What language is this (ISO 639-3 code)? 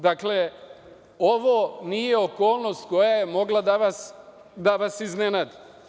srp